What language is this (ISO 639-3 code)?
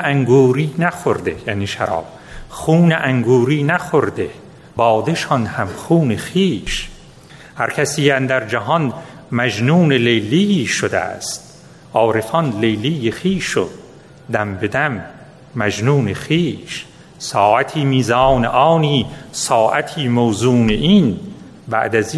fas